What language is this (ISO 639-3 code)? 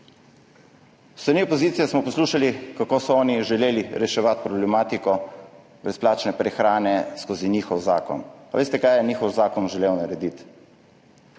slv